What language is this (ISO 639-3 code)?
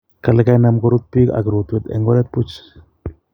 kln